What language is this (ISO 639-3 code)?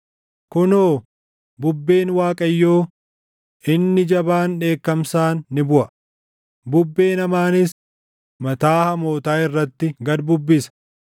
orm